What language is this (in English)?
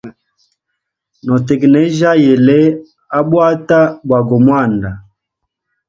Hemba